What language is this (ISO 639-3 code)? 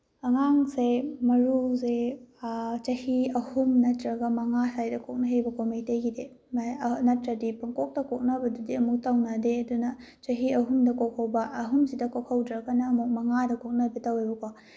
mni